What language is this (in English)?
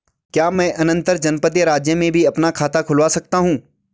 Hindi